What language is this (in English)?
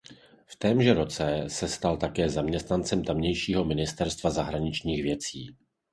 Czech